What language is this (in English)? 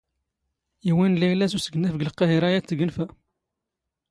Standard Moroccan Tamazight